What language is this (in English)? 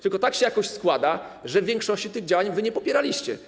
Polish